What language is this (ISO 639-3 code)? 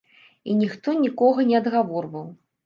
bel